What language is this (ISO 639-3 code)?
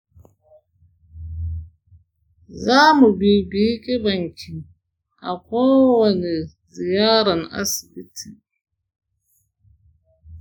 hau